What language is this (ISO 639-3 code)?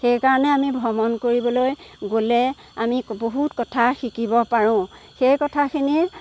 asm